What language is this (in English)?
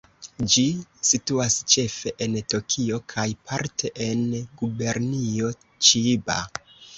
Esperanto